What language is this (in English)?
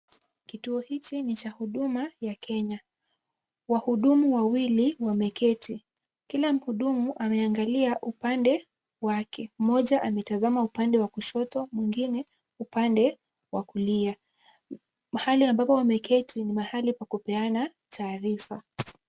Swahili